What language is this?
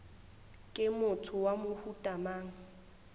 Northern Sotho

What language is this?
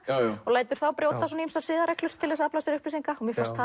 Icelandic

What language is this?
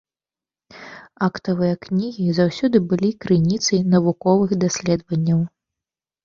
Belarusian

